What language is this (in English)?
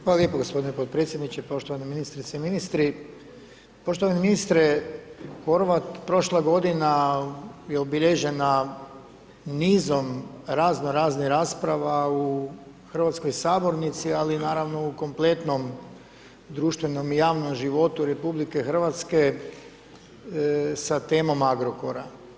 Croatian